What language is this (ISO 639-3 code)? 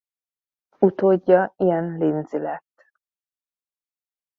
hun